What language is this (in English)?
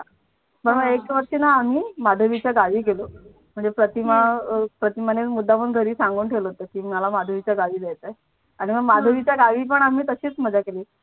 Marathi